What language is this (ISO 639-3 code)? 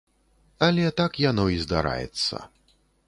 bel